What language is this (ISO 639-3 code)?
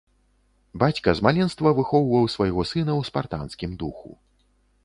bel